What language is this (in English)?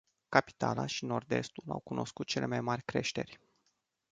Romanian